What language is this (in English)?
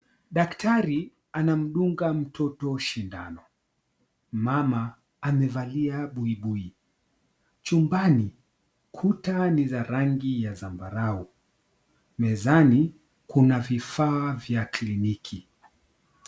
Swahili